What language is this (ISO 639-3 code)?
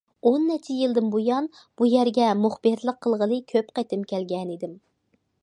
uig